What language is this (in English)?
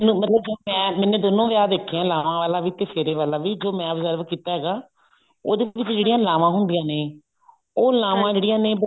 Punjabi